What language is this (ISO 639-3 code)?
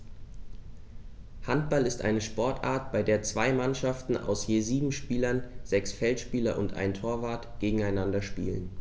deu